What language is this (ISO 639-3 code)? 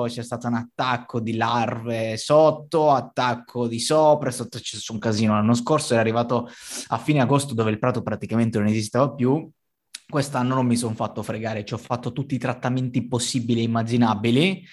ita